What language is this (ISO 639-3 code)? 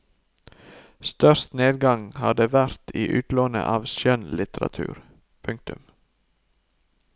nor